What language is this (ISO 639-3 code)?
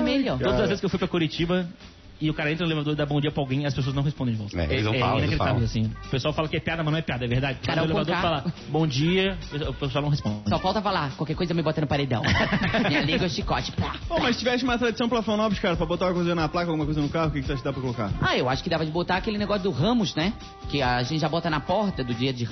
por